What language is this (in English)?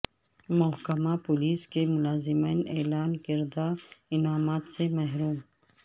Urdu